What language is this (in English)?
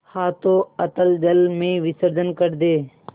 Hindi